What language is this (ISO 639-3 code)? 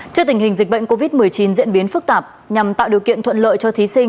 vie